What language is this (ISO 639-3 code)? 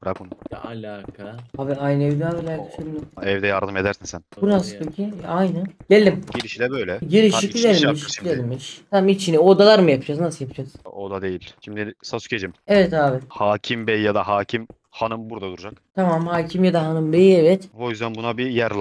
tur